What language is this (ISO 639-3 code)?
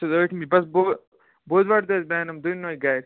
kas